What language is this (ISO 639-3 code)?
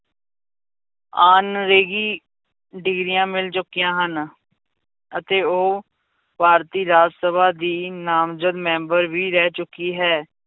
pan